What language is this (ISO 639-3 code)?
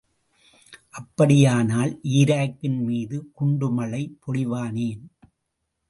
tam